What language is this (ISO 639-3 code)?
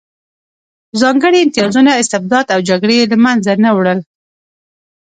pus